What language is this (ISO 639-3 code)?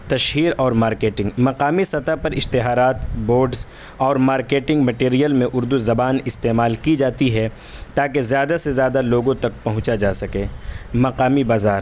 urd